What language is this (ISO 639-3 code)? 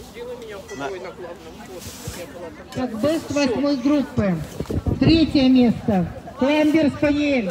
rus